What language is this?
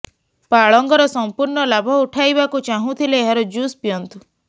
Odia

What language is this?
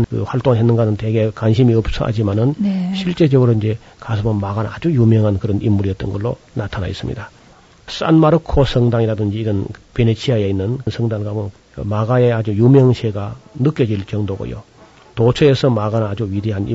Korean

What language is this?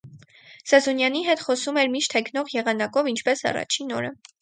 Armenian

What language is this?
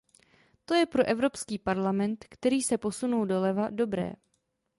Czech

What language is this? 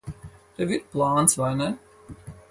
Latvian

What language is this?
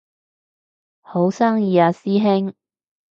Cantonese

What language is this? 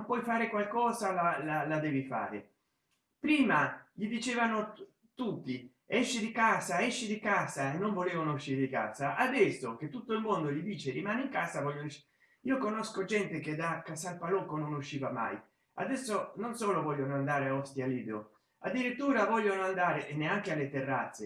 Italian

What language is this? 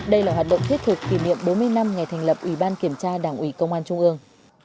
Vietnamese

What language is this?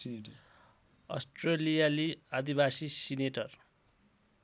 Nepali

